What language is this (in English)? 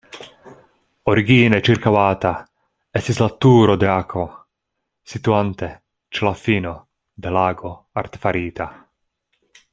Esperanto